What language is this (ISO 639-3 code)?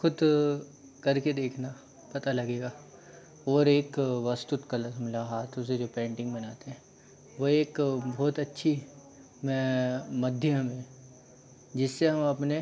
hin